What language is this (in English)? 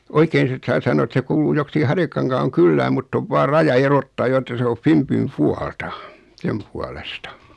Finnish